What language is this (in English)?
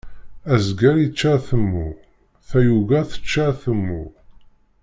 Kabyle